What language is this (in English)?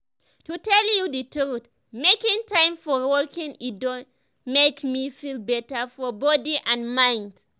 Nigerian Pidgin